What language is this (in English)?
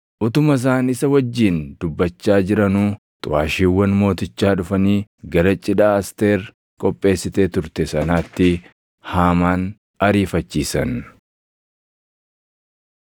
Oromo